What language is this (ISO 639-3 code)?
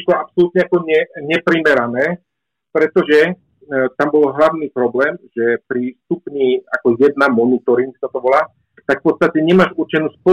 slk